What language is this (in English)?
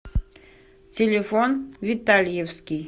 Russian